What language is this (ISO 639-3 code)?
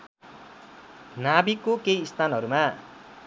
nep